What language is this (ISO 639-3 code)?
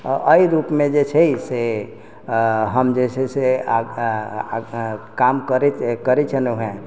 mai